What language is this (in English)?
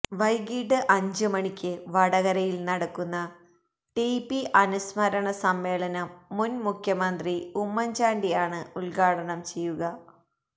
Malayalam